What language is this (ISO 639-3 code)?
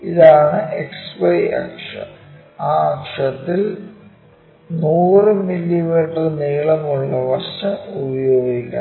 mal